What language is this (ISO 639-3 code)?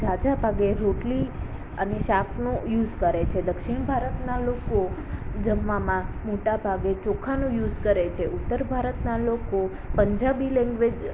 guj